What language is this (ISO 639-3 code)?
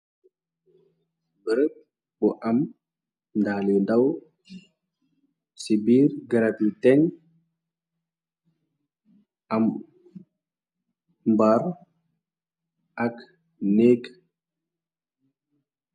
wol